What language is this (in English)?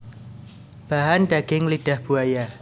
Javanese